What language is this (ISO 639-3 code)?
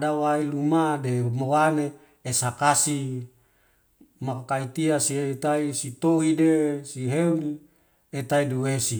weo